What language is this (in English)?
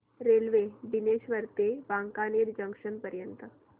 Marathi